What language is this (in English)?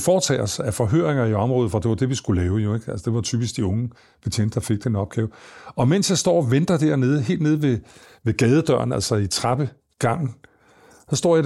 Danish